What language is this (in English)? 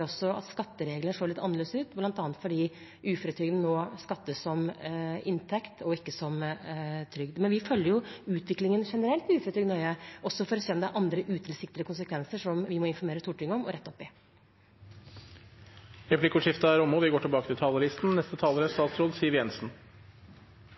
Norwegian